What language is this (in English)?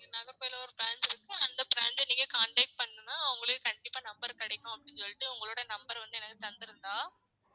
Tamil